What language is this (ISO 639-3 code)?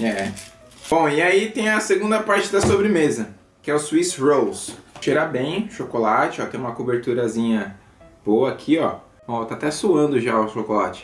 por